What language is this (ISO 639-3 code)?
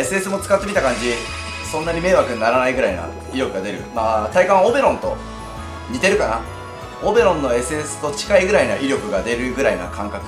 jpn